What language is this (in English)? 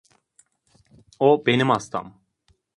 Turkish